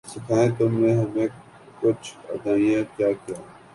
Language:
Urdu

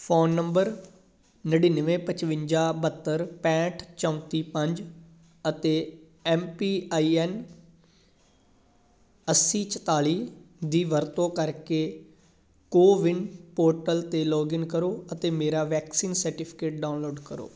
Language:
Punjabi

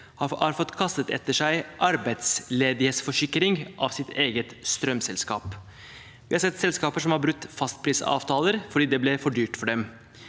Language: Norwegian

